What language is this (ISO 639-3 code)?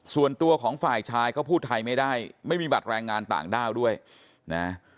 tha